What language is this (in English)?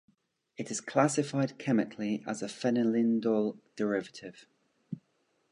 English